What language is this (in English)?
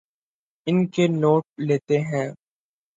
Urdu